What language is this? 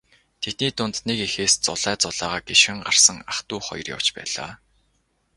Mongolian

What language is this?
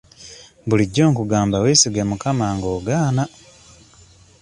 Ganda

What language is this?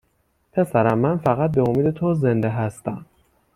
Persian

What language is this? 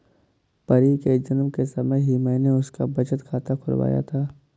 Hindi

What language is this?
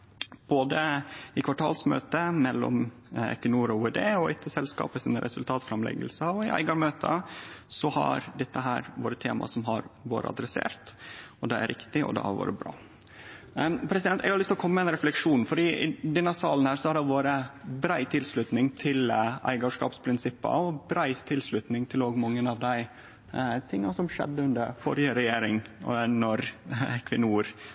Norwegian Nynorsk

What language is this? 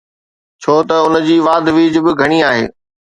Sindhi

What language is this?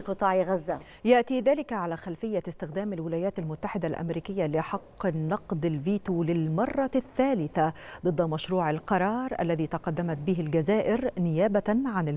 Arabic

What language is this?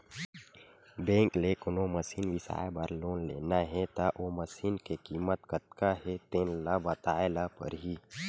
Chhattisgarhi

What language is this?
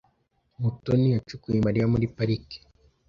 Kinyarwanda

